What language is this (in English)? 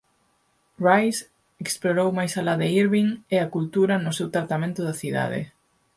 Galician